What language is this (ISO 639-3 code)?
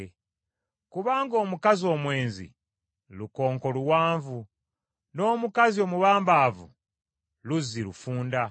lug